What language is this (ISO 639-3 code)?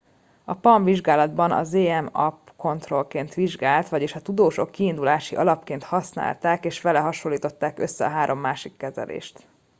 hun